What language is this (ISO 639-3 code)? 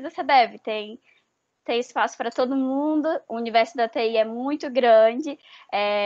por